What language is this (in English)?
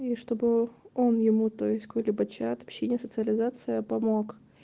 Russian